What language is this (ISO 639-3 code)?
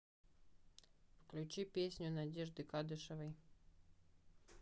rus